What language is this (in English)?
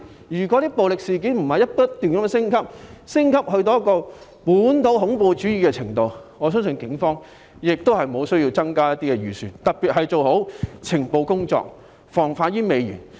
Cantonese